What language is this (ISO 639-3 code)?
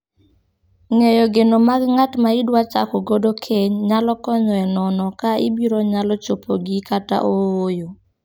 luo